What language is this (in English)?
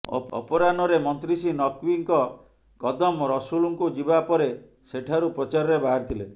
Odia